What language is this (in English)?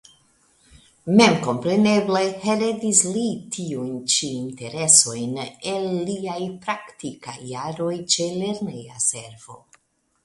Esperanto